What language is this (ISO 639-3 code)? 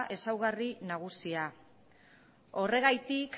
eus